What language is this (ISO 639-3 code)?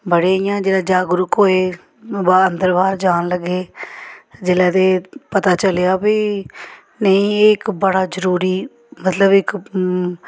doi